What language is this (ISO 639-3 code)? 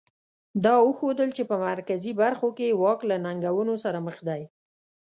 pus